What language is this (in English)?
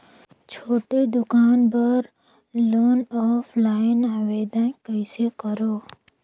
Chhattisgarhi